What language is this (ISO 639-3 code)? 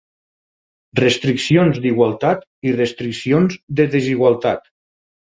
cat